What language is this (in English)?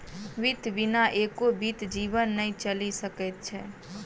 Maithili